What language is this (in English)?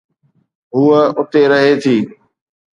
Sindhi